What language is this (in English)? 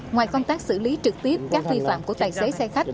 Vietnamese